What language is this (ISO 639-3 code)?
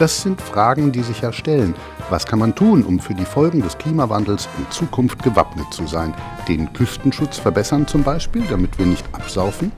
deu